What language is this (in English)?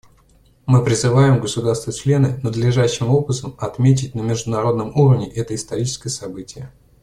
Russian